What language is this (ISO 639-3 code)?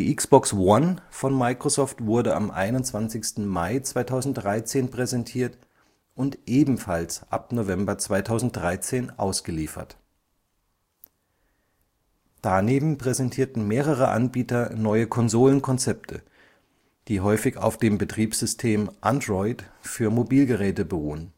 deu